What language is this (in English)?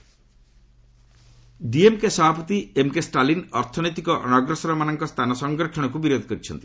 Odia